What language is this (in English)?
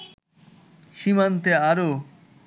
Bangla